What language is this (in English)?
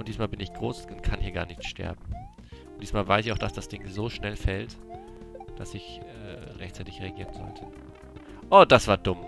German